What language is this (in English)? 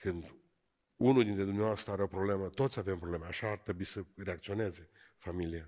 Romanian